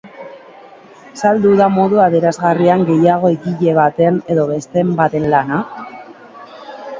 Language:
Basque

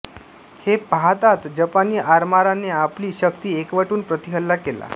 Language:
Marathi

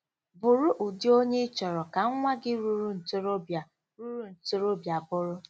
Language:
Igbo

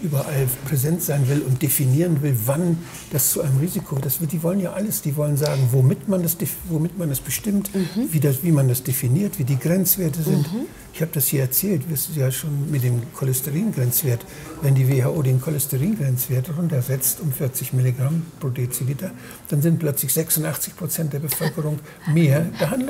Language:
German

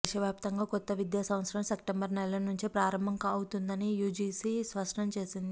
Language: Telugu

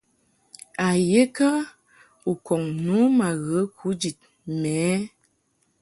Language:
Mungaka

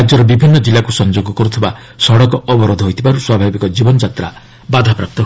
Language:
Odia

